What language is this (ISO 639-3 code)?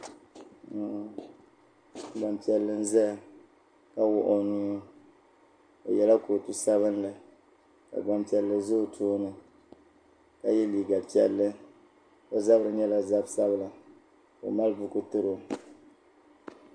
dag